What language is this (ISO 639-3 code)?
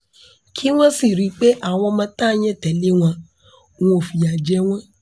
yor